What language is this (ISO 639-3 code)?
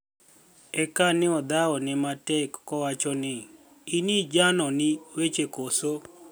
luo